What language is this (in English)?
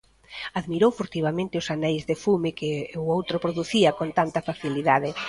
Galician